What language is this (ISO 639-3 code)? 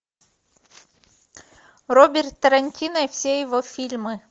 rus